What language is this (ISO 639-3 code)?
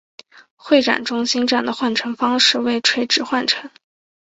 zho